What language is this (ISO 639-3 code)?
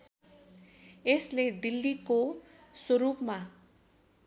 nep